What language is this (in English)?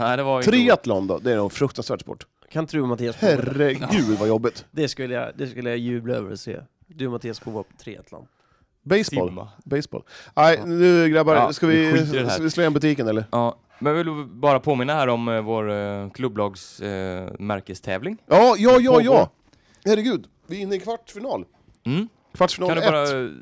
Swedish